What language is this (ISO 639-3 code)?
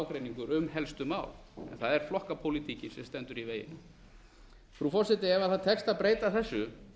isl